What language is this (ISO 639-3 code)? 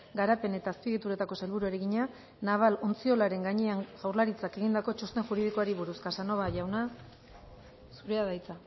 eus